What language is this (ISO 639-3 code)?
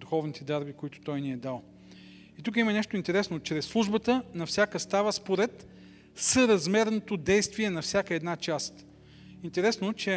bul